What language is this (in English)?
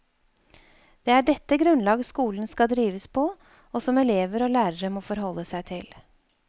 Norwegian